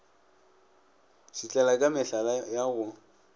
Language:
Northern Sotho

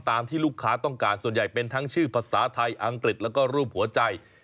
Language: Thai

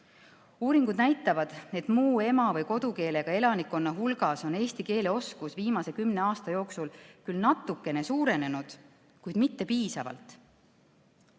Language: Estonian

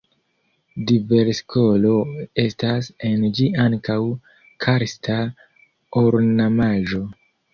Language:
Esperanto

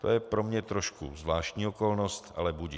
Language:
Czech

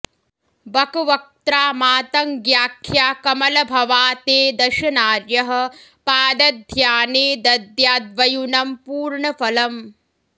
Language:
Sanskrit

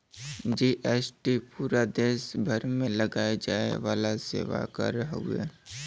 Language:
Bhojpuri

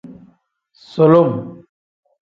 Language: Tem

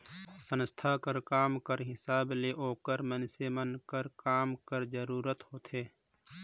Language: Chhattisgarhi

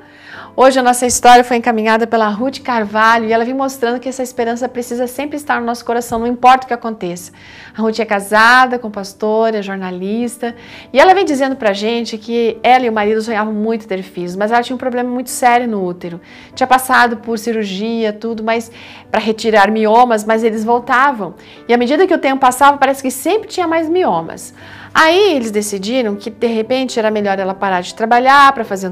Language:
Portuguese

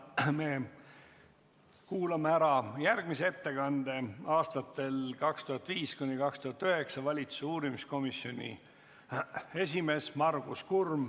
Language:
Estonian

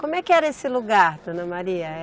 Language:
Portuguese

